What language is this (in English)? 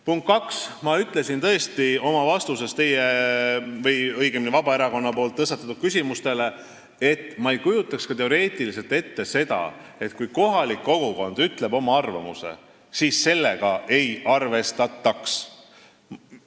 Estonian